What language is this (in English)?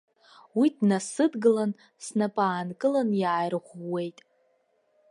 Abkhazian